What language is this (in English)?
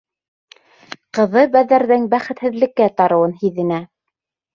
Bashkir